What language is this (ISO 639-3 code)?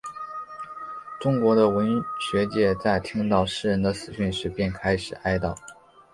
zho